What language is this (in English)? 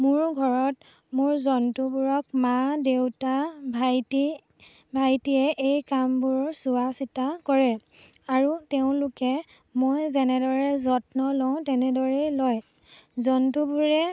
Assamese